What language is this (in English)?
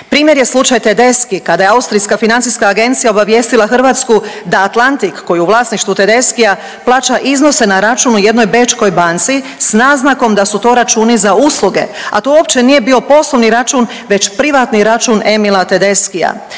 Croatian